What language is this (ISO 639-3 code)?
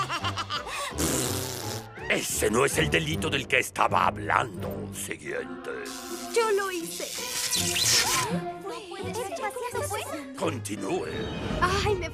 spa